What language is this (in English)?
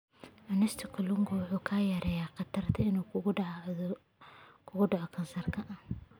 Somali